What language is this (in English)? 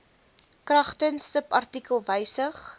Afrikaans